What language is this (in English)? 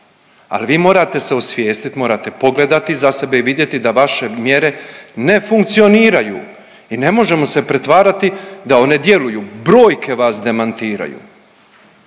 Croatian